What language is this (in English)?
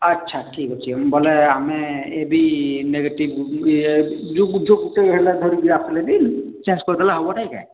Odia